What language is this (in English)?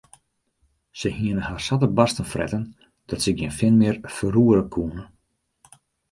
Western Frisian